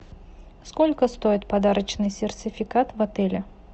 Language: Russian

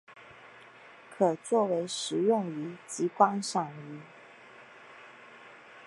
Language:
Chinese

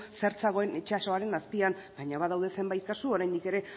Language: Basque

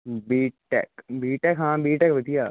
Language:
Punjabi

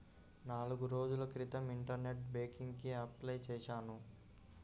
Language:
Telugu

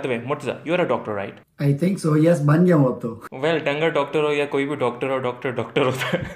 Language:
Urdu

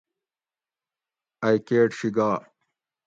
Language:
Gawri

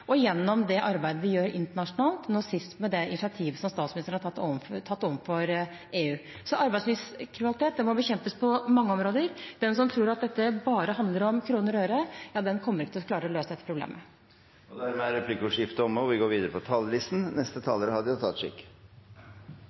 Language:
Norwegian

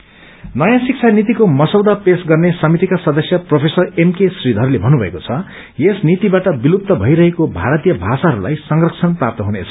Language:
Nepali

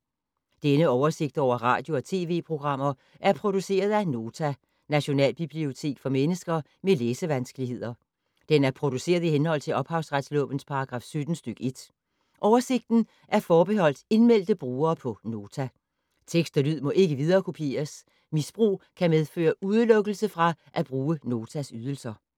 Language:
Danish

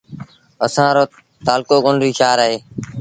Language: Sindhi Bhil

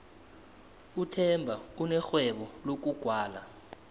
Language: South Ndebele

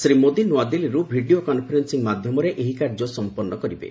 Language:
Odia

